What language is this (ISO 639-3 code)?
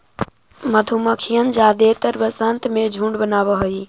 mag